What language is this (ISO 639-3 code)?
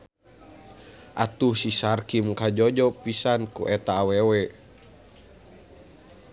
sun